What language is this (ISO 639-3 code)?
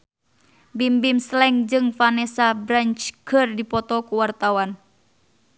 sun